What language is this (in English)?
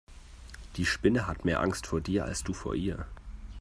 German